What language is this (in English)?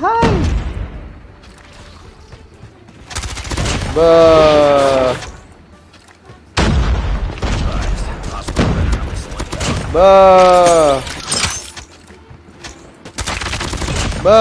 Indonesian